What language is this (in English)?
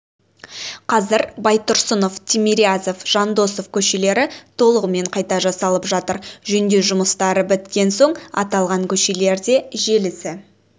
Kazakh